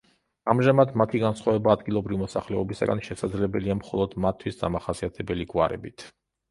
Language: Georgian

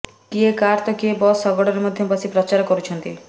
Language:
Odia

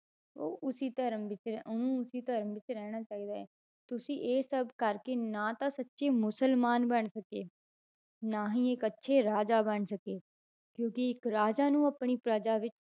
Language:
Punjabi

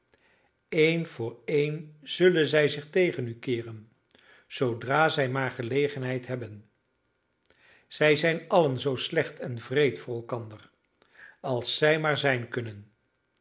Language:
Dutch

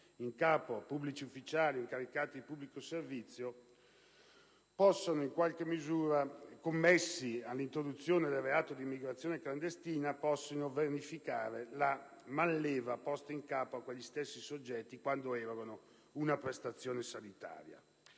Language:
Italian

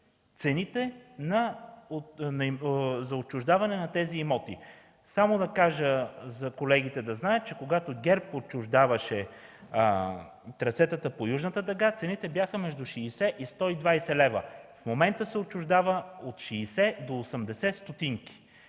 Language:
Bulgarian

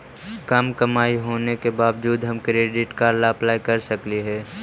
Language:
Magahi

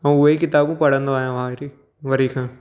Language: Sindhi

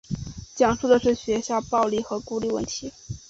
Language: Chinese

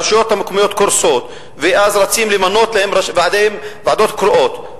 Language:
Hebrew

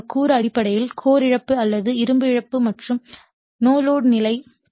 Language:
Tamil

